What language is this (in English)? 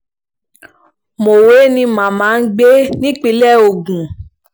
Yoruba